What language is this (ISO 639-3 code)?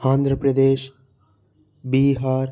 tel